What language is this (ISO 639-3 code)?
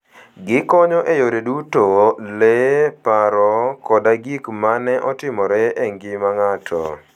luo